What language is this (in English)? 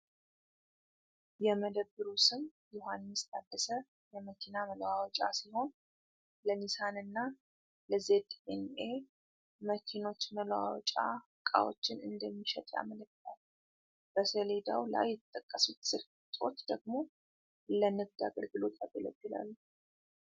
Amharic